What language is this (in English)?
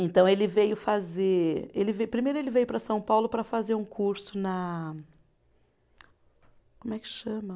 Portuguese